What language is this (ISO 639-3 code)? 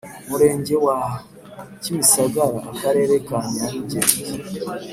kin